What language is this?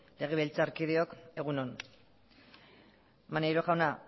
Basque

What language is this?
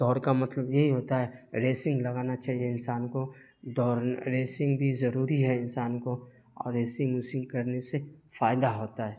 Urdu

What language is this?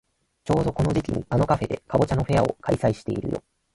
Japanese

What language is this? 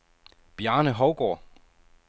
Danish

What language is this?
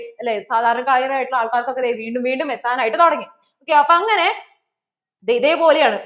Malayalam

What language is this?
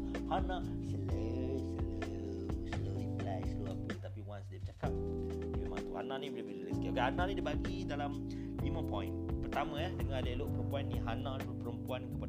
Malay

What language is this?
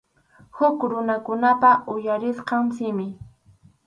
Arequipa-La Unión Quechua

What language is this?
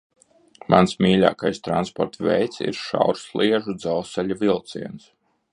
Latvian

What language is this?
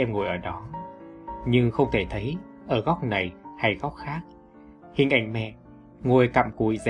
Vietnamese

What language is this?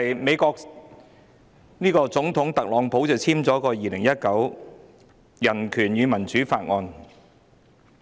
Cantonese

